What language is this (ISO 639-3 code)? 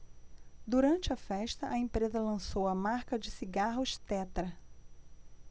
por